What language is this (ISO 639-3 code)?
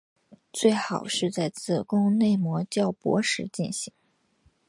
zho